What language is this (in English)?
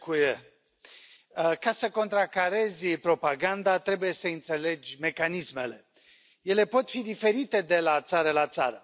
Romanian